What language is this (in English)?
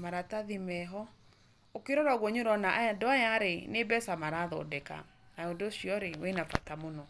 Kikuyu